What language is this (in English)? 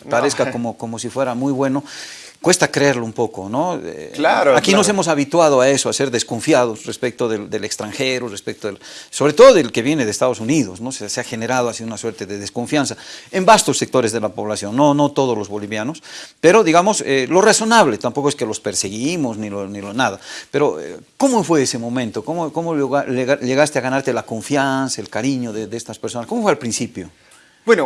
Spanish